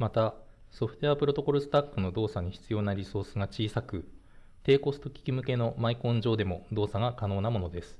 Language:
Japanese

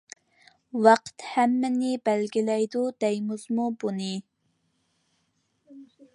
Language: Uyghur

